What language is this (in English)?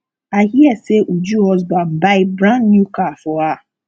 Nigerian Pidgin